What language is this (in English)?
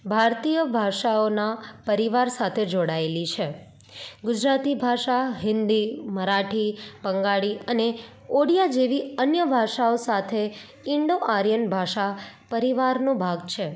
Gujarati